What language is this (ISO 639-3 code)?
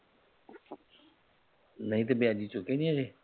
pan